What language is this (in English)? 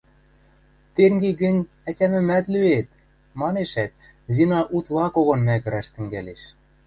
Western Mari